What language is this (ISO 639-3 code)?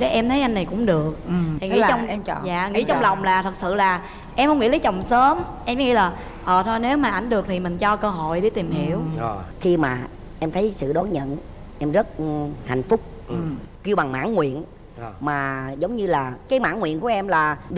vie